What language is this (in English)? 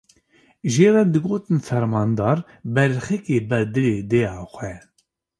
Kurdish